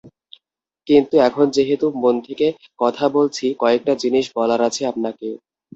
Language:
Bangla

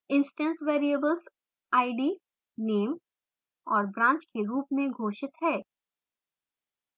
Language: Hindi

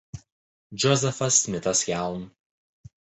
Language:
Lithuanian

